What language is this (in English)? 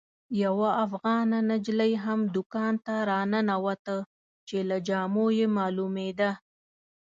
Pashto